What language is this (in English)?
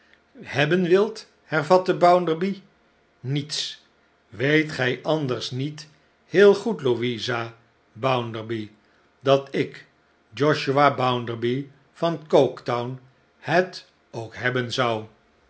Dutch